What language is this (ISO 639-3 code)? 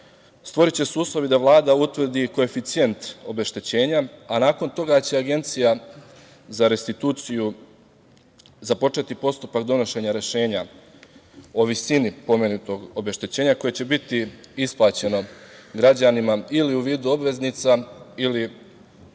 srp